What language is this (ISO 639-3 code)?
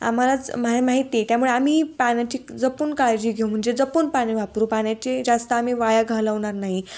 mar